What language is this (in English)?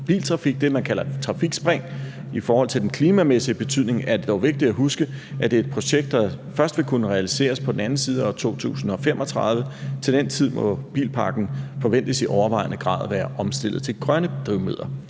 Danish